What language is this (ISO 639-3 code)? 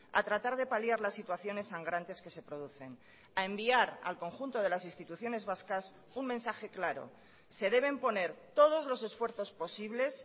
spa